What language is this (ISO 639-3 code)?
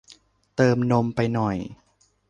tha